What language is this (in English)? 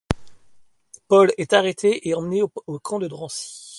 French